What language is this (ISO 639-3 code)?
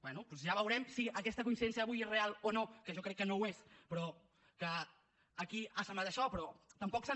cat